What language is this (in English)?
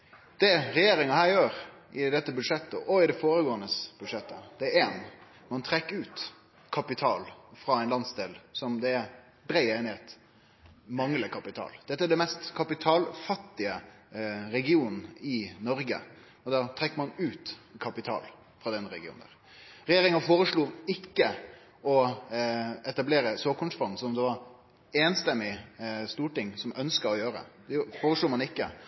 Norwegian Nynorsk